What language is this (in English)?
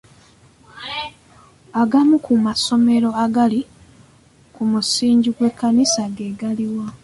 Ganda